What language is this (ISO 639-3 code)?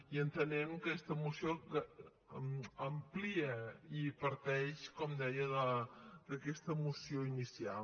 cat